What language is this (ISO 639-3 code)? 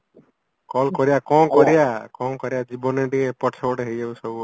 ori